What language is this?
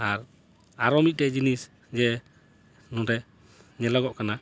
Santali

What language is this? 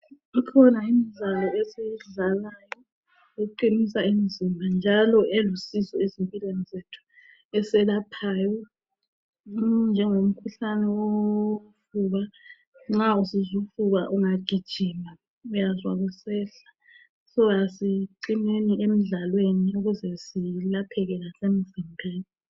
North Ndebele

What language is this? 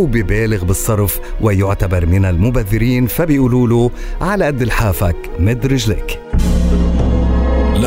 Arabic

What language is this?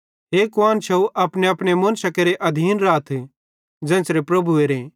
Bhadrawahi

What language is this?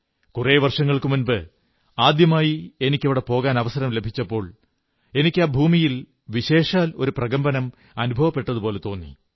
Malayalam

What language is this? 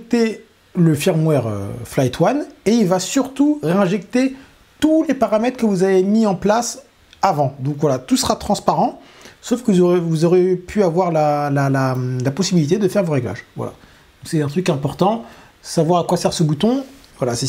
French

